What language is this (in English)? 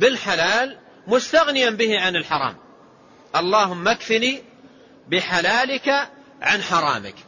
Arabic